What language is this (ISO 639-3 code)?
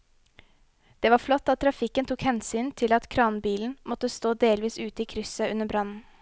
nor